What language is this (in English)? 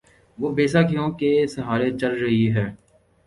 Urdu